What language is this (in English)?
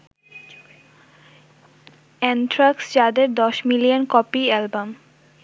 Bangla